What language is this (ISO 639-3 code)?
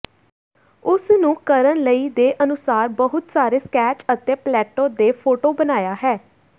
pan